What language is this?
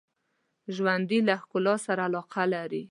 Pashto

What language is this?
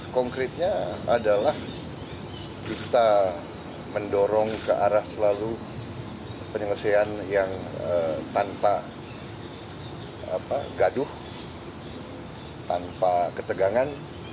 Indonesian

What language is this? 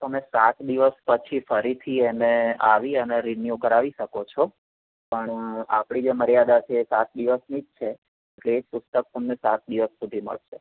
Gujarati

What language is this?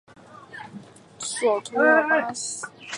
Chinese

